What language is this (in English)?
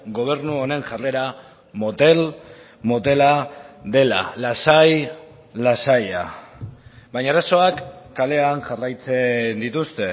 Basque